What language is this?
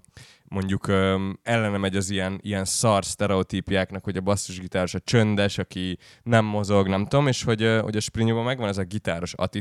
Hungarian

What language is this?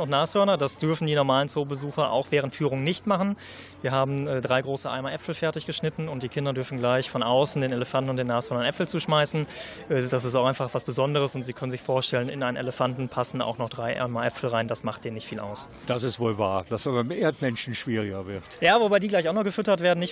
German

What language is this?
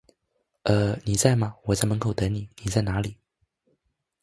Chinese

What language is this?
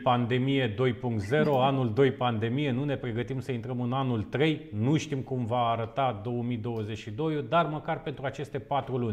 Romanian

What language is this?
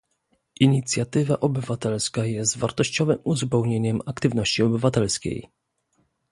Polish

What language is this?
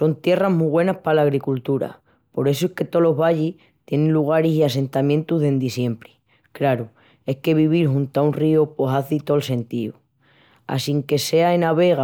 Extremaduran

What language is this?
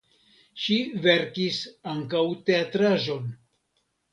Esperanto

